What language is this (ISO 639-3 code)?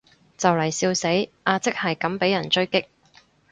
yue